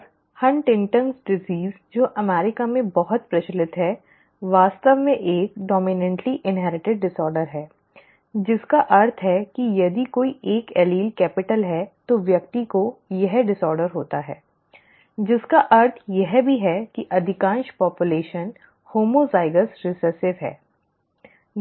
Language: Hindi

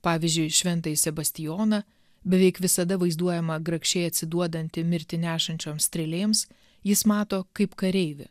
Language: Lithuanian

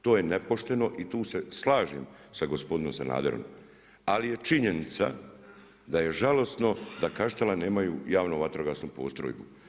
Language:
Croatian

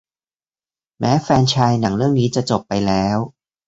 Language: Thai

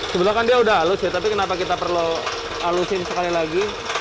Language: Indonesian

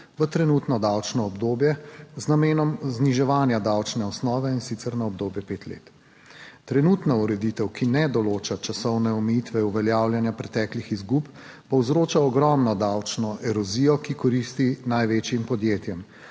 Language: Slovenian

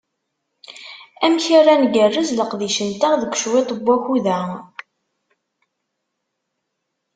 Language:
Kabyle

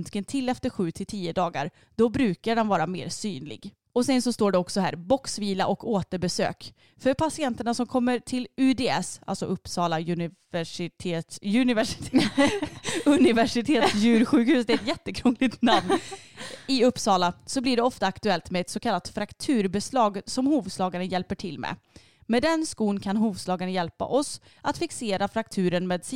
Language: Swedish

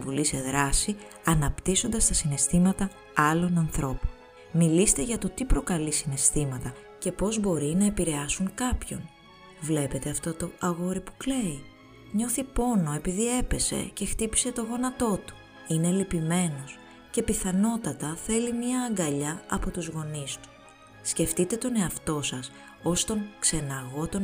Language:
Greek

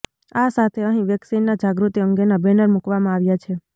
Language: Gujarati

